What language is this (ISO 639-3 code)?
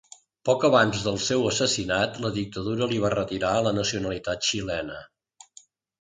cat